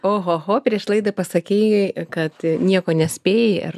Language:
Lithuanian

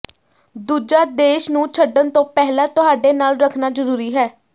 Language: Punjabi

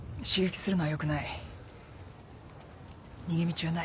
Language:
Japanese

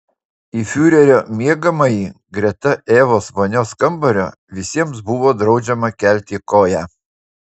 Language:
Lithuanian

